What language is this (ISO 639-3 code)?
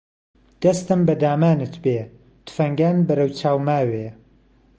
ckb